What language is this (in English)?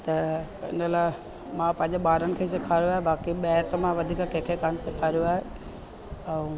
Sindhi